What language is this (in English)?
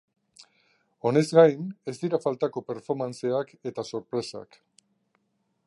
Basque